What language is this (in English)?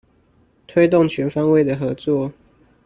Chinese